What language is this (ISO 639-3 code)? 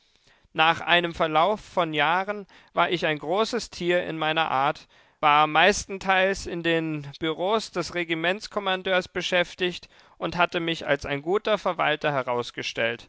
deu